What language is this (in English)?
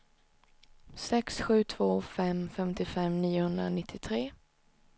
Swedish